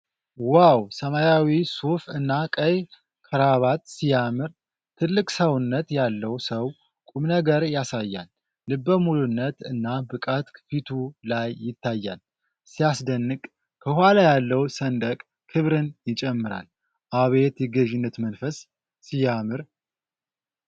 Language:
Amharic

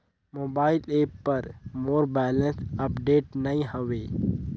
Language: Chhattisgarhi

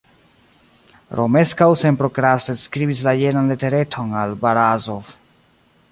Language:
Esperanto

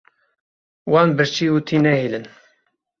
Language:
Kurdish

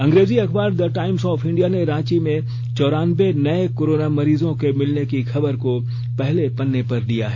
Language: Hindi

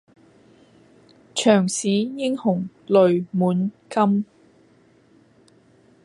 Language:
Cantonese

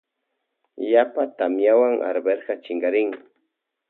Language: Loja Highland Quichua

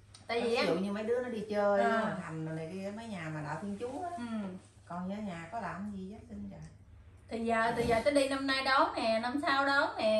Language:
Vietnamese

